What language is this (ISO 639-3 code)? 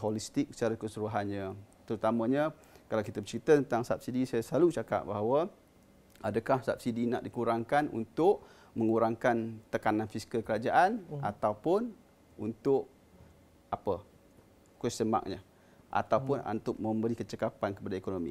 msa